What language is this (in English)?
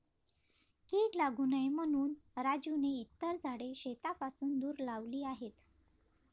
Marathi